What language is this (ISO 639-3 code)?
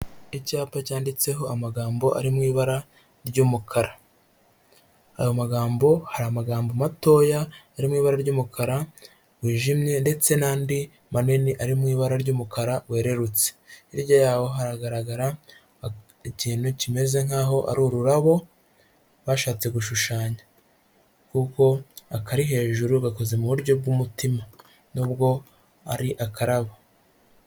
kin